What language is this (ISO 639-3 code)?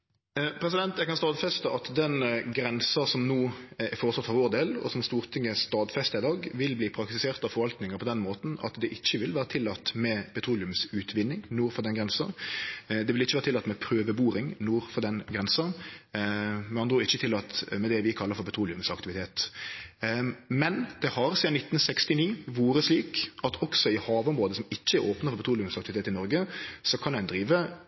nno